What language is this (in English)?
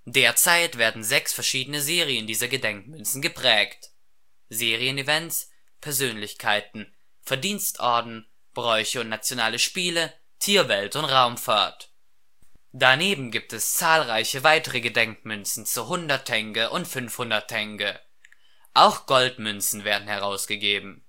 German